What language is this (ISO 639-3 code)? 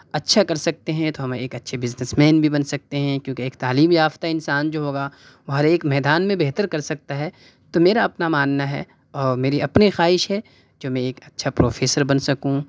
urd